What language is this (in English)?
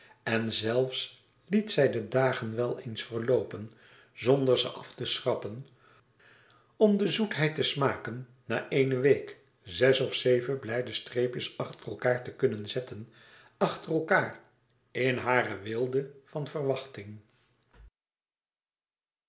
Dutch